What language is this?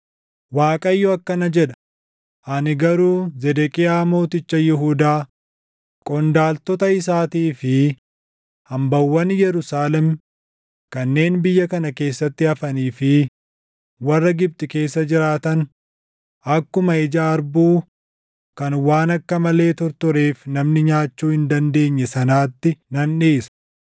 Oromo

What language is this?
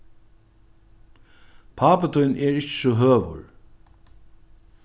Faroese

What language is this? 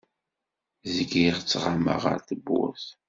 Kabyle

